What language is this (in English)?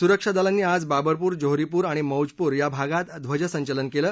Marathi